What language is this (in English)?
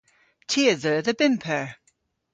Cornish